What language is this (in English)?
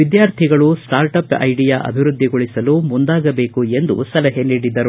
Kannada